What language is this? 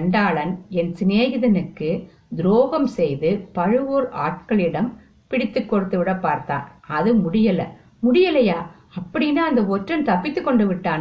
Tamil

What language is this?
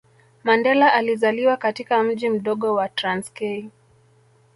Swahili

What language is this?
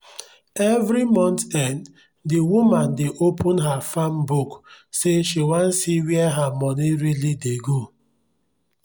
Nigerian Pidgin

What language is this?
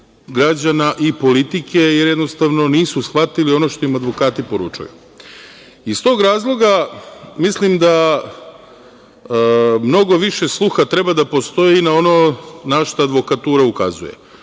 Serbian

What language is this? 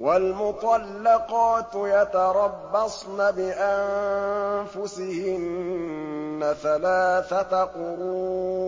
Arabic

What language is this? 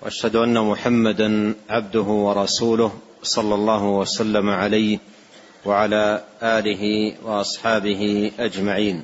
Arabic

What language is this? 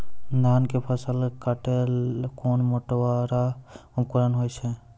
Maithili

